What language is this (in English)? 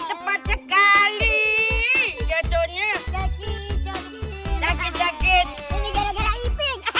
Indonesian